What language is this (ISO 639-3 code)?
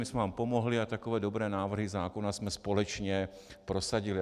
ces